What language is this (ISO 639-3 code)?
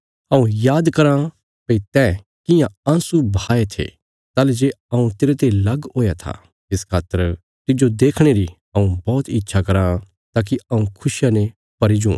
kfs